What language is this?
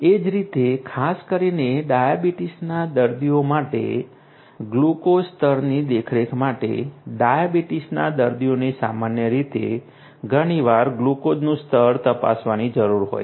Gujarati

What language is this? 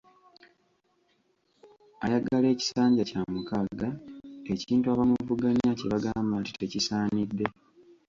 Ganda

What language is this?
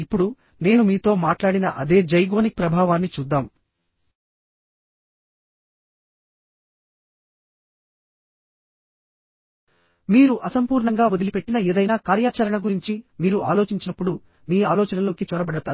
Telugu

